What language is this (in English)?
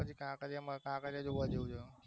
Gujarati